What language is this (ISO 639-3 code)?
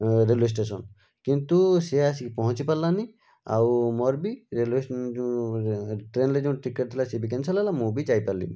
ori